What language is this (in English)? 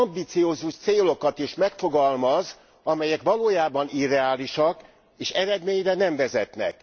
Hungarian